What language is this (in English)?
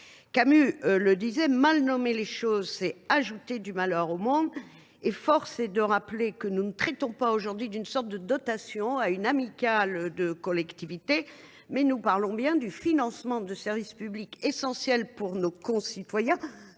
French